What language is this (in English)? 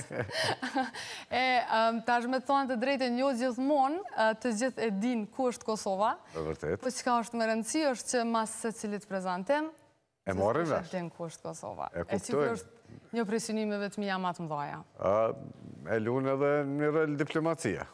Romanian